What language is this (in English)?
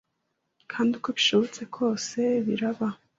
Kinyarwanda